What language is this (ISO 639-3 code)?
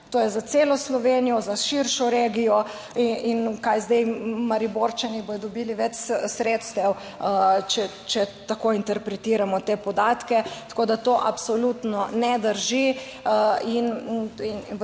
slv